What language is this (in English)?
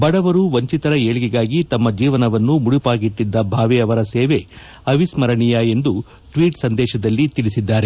Kannada